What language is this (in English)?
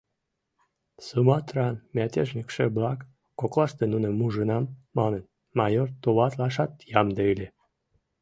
Mari